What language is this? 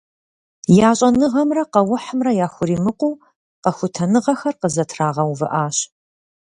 Kabardian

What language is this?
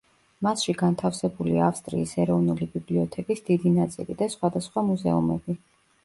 Georgian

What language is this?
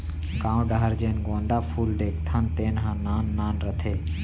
Chhattisgarhi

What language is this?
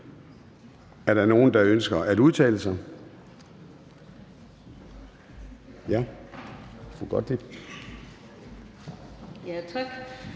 Danish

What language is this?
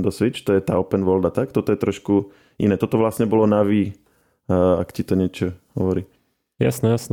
Slovak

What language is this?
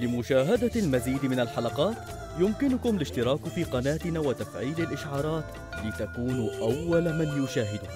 Arabic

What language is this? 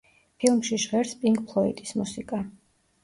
Georgian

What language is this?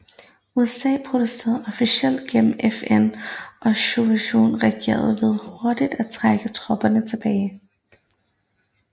Danish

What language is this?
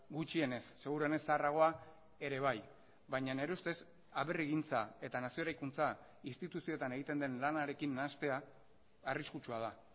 Basque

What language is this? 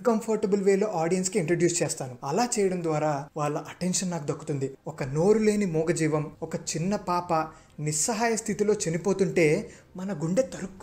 Hindi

